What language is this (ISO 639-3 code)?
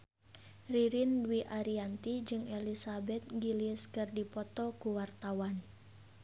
sun